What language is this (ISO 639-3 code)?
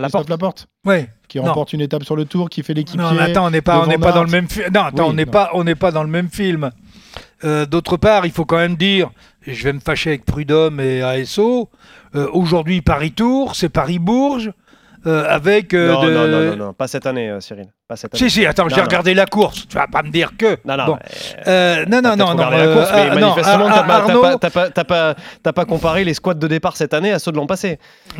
fra